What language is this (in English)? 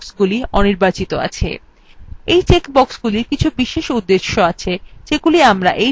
Bangla